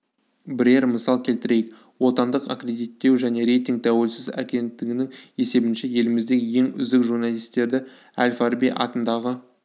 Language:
Kazakh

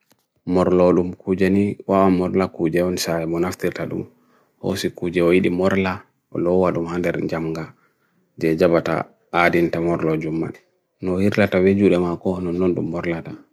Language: Bagirmi Fulfulde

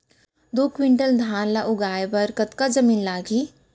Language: Chhattisgarhi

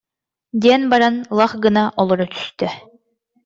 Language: Yakut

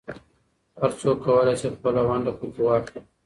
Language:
Pashto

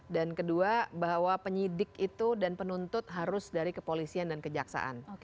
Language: Indonesian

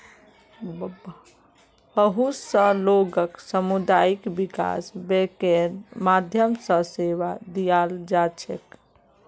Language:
Magahi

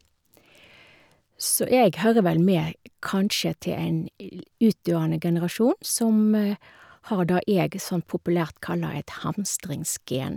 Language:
Norwegian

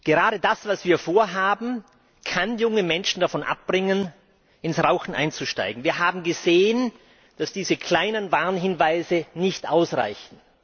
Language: German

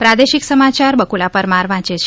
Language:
Gujarati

